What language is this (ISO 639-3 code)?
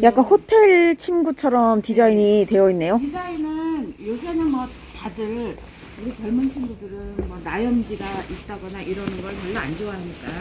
kor